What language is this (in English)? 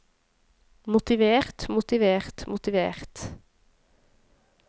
Norwegian